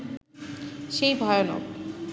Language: Bangla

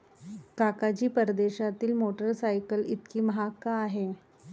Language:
Marathi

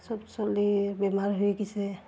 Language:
Assamese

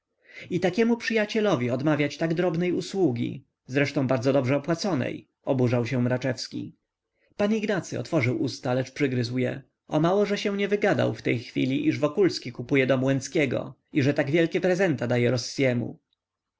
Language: Polish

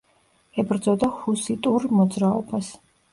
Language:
Georgian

